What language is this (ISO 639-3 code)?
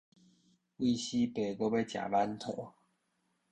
nan